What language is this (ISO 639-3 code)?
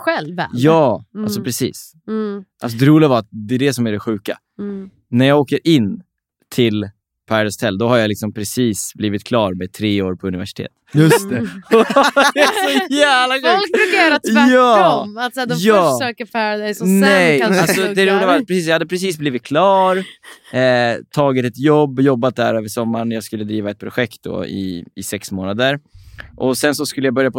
swe